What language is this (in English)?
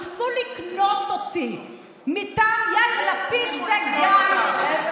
Hebrew